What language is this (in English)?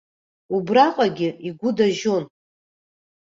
Abkhazian